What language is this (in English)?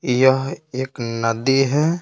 Hindi